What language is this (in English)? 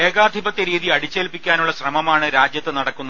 Malayalam